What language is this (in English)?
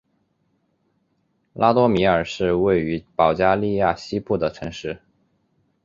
Chinese